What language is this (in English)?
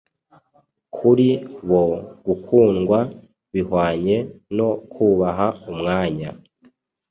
Kinyarwanda